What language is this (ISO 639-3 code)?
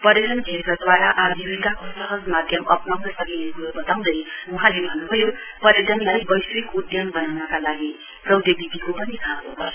nep